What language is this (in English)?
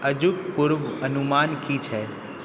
Maithili